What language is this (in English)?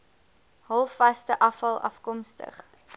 Afrikaans